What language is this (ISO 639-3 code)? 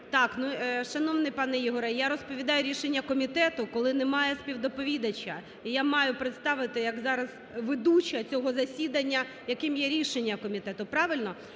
ukr